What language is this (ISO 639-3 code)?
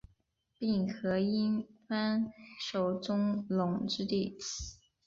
zho